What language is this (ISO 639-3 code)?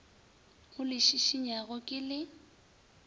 nso